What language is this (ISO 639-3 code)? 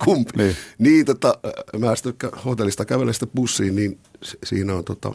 fin